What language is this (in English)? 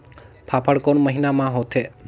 Chhattisgarhi